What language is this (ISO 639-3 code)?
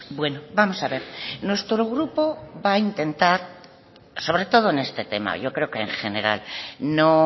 spa